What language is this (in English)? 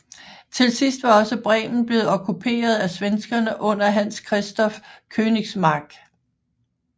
Danish